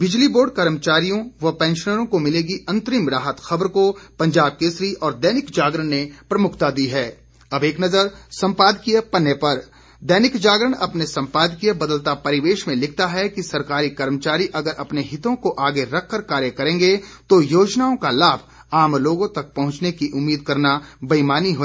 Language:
Hindi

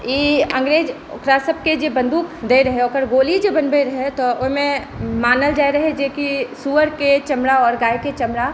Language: Maithili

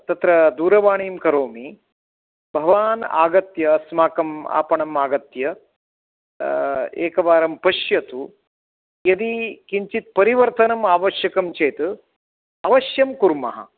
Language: Sanskrit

